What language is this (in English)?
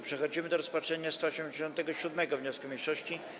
Polish